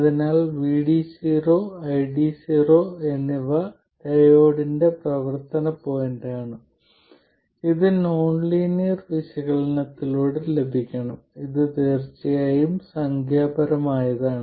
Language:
Malayalam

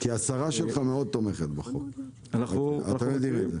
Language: Hebrew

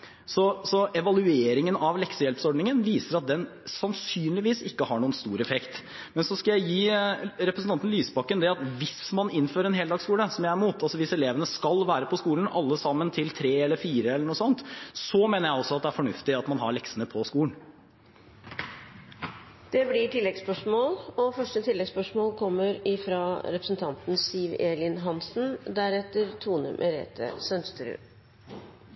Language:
Norwegian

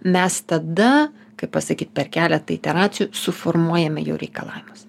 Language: Lithuanian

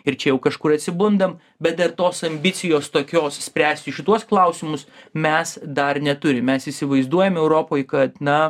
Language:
Lithuanian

